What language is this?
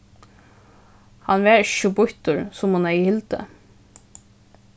Faroese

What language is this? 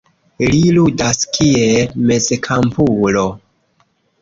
Esperanto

